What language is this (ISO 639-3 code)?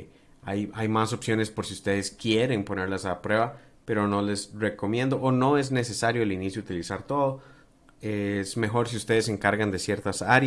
spa